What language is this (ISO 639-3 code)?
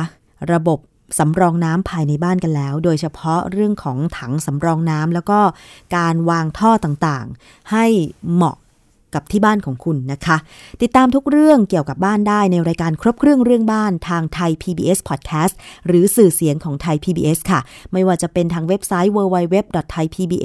tha